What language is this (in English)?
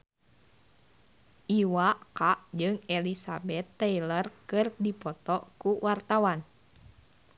Sundanese